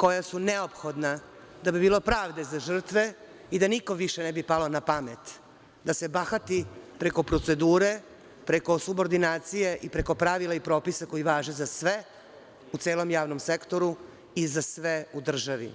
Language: Serbian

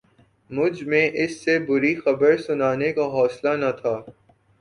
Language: Urdu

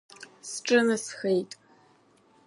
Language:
Abkhazian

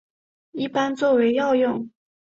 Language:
Chinese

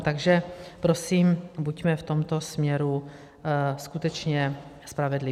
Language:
Czech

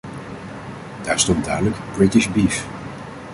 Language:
Dutch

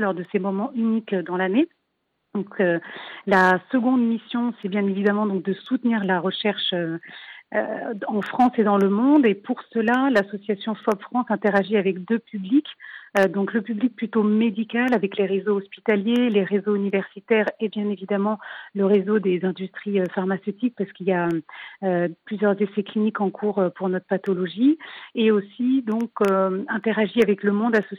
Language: French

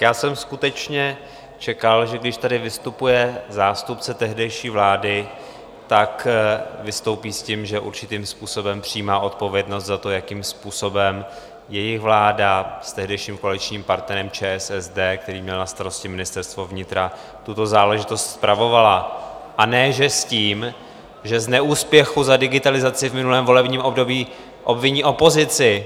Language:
Czech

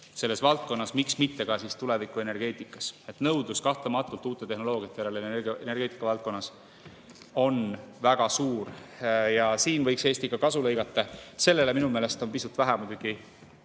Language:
Estonian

